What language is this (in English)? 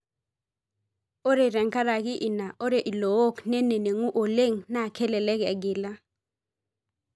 Masai